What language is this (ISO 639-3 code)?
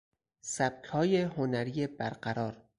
fas